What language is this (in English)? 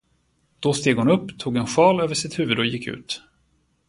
Swedish